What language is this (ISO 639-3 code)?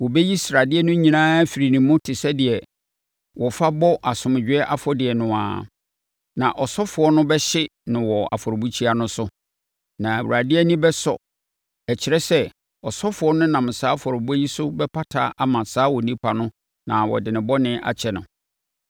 aka